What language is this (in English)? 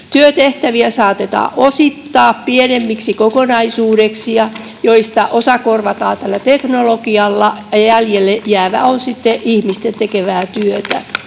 Finnish